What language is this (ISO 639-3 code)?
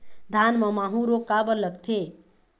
hne